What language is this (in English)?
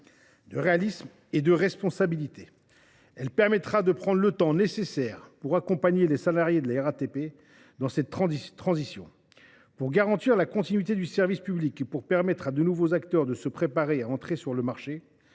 French